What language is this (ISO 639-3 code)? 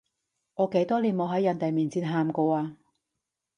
yue